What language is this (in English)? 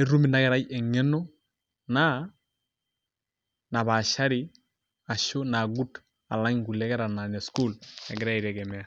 Masai